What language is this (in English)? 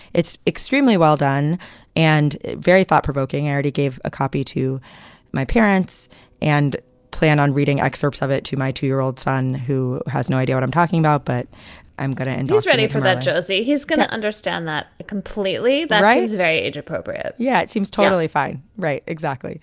English